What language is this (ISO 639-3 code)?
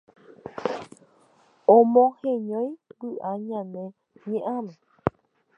grn